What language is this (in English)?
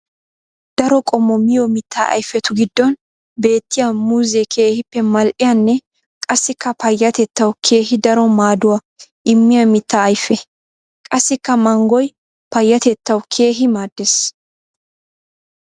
Wolaytta